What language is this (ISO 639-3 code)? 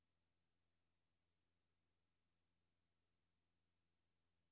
dan